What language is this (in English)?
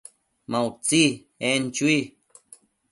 Matsés